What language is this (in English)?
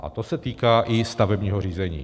Czech